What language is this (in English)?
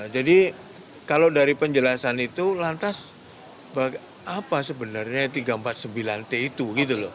Indonesian